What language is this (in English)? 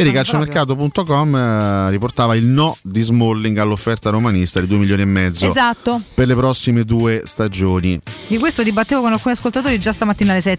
Italian